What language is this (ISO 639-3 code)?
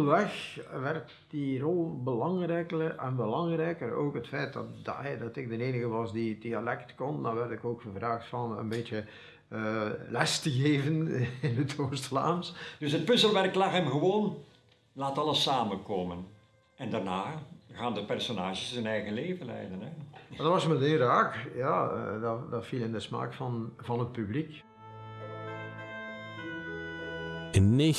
nld